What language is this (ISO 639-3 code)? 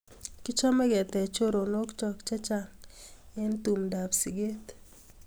kln